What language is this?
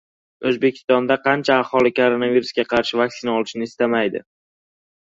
Uzbek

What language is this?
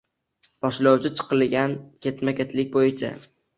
Uzbek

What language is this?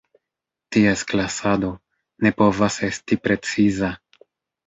Esperanto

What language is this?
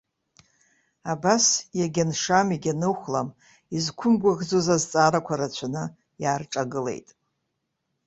Abkhazian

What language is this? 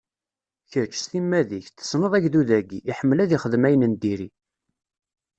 Kabyle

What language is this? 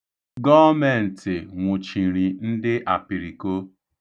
Igbo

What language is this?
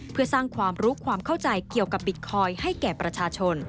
Thai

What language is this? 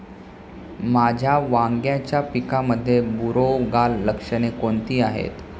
Marathi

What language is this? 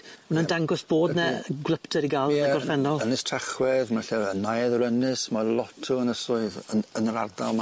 Welsh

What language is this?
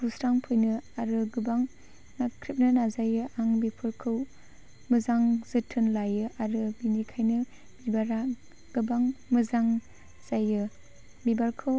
Bodo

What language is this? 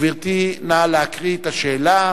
Hebrew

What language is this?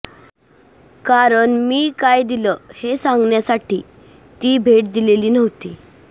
Marathi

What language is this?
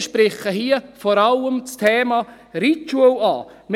Swiss German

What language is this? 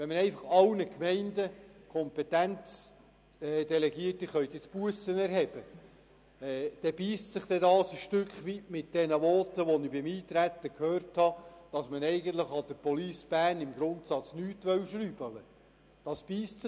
Swiss German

